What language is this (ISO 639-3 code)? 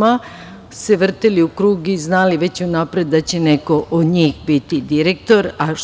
srp